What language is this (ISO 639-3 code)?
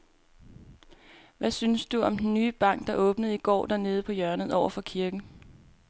dan